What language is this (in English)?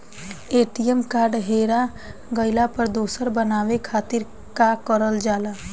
Bhojpuri